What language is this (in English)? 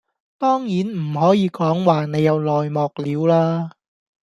Cantonese